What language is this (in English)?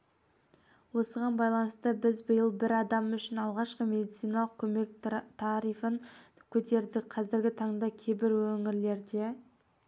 Kazakh